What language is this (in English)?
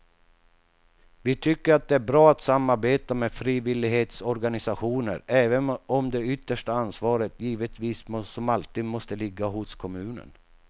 Swedish